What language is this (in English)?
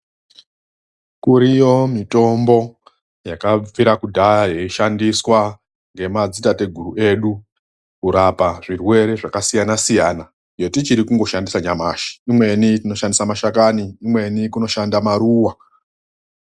Ndau